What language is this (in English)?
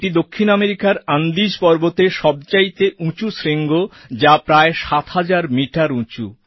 Bangla